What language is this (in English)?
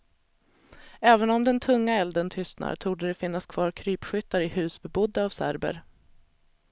Swedish